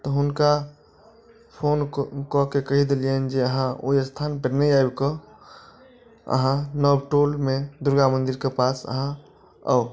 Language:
Maithili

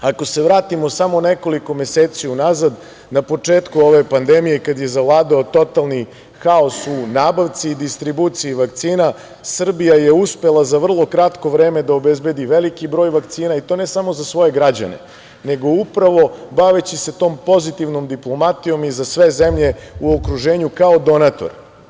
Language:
Serbian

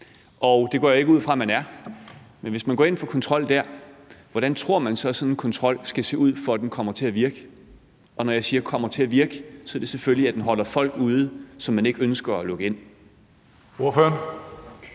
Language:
Danish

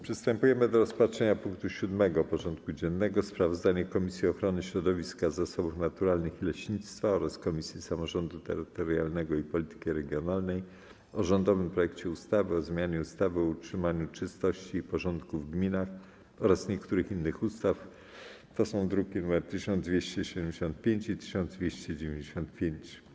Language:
Polish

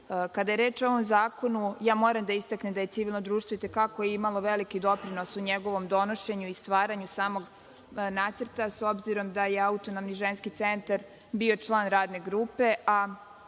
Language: Serbian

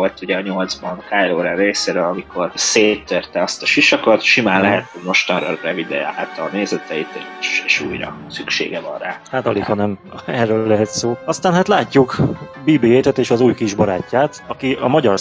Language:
Hungarian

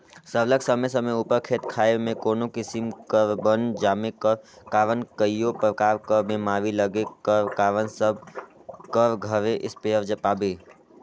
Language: Chhattisgarhi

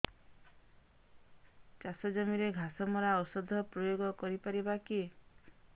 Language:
Odia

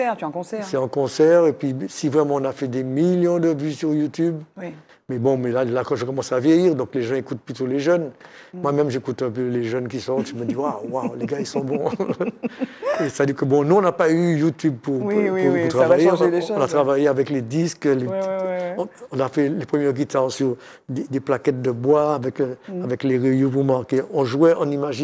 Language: French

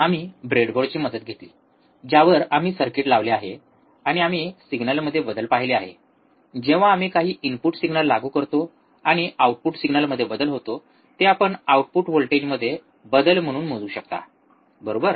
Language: Marathi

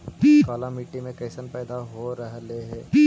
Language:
Magahi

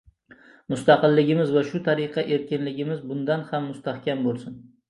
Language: Uzbek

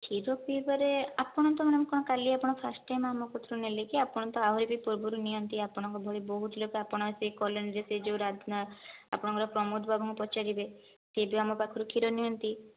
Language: Odia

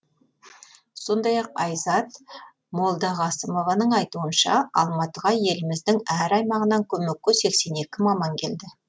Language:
Kazakh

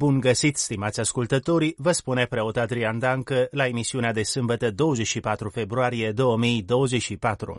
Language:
Romanian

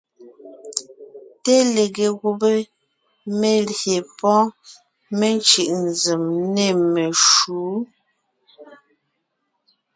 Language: Ngiemboon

